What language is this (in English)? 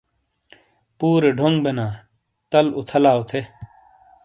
Shina